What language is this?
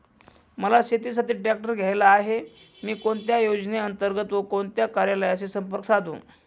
Marathi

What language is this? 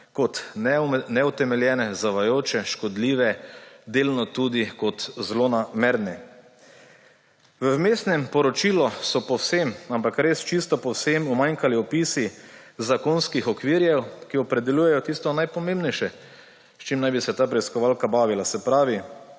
Slovenian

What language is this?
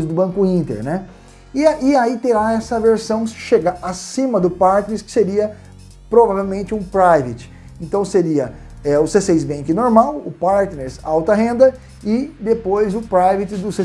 Portuguese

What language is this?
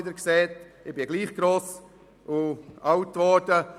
Swiss German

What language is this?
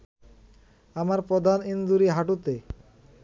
Bangla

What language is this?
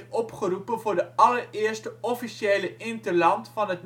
Dutch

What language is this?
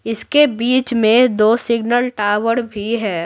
Hindi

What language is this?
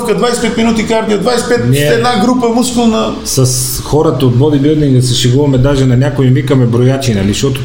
Bulgarian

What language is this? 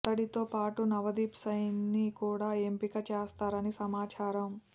Telugu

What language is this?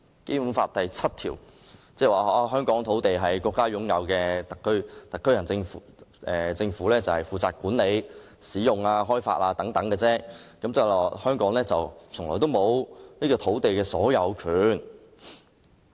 Cantonese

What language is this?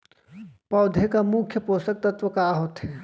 Chhattisgarhi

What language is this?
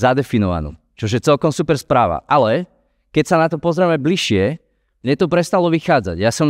Slovak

